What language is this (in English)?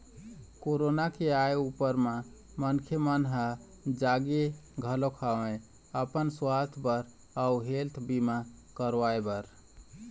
Chhattisgarhi